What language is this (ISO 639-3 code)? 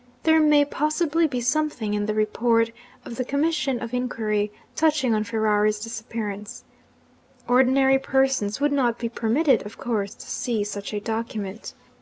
eng